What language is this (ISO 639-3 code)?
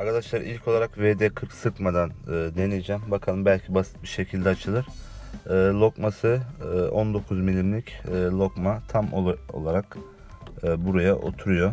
tur